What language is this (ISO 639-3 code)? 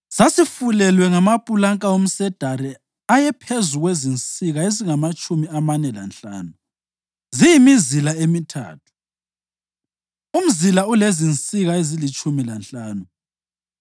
nde